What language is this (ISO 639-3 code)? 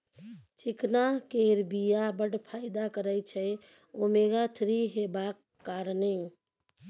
mai